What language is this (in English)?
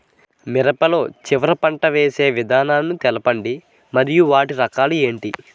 Telugu